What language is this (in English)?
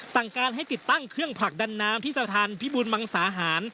Thai